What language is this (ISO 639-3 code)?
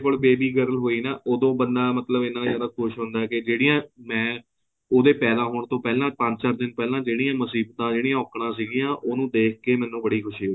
pan